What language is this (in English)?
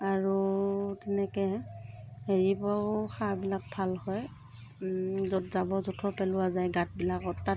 Assamese